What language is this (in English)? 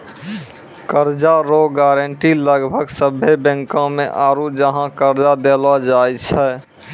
Maithili